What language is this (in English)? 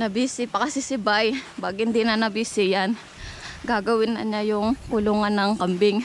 Filipino